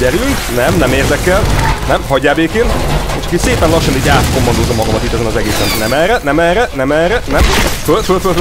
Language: Hungarian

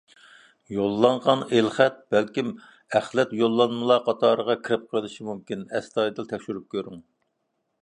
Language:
Uyghur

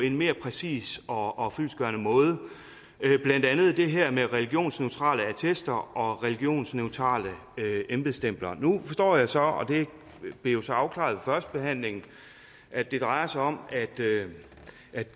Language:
Danish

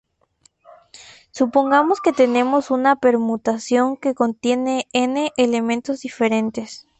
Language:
Spanish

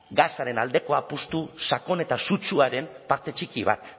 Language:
Basque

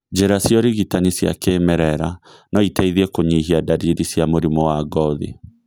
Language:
Kikuyu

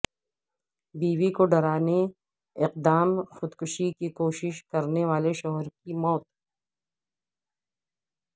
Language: Urdu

